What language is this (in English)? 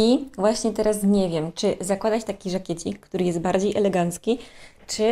Polish